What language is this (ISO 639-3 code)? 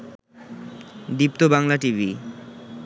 ben